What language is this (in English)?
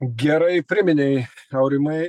Lithuanian